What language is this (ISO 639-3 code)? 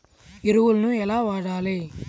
tel